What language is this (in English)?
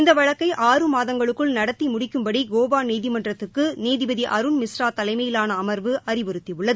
Tamil